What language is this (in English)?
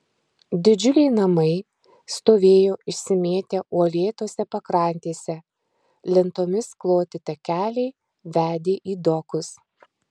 Lithuanian